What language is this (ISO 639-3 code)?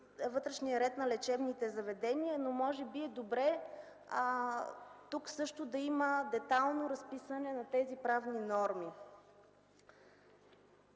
bul